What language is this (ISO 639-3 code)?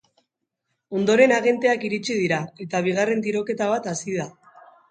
eus